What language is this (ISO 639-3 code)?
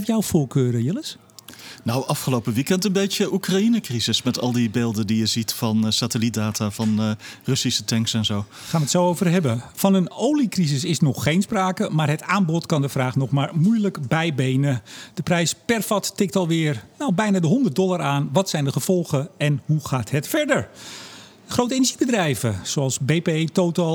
nld